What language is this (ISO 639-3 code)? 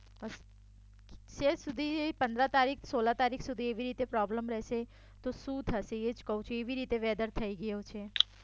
guj